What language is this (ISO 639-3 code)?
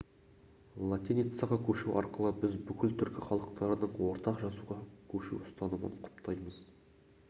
kaz